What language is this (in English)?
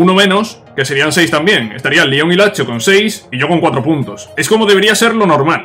Spanish